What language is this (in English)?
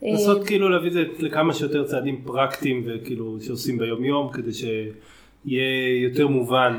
Hebrew